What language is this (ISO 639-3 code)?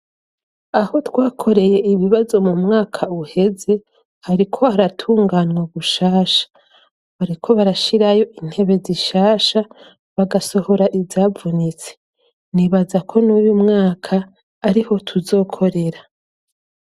run